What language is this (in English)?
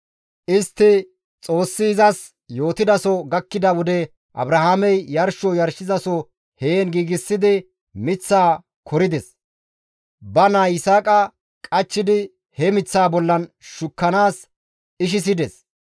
Gamo